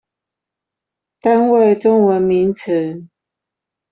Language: Chinese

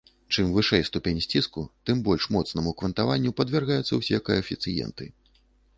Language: Belarusian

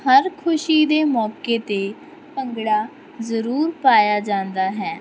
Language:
Punjabi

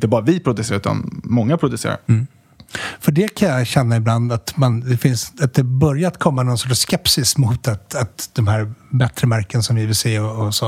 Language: Swedish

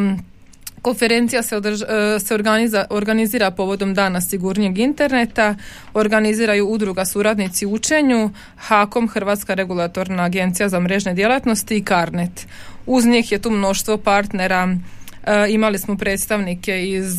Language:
Croatian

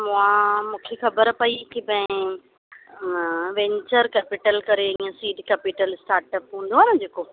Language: Sindhi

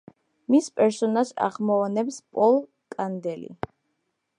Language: Georgian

